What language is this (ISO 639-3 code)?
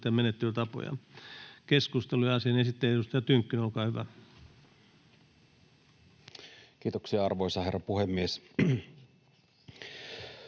fin